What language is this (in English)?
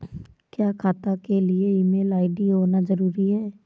Hindi